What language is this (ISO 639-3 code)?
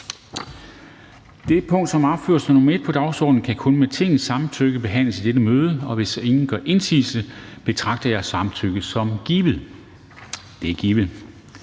dan